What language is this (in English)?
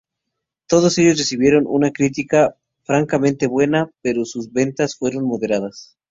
Spanish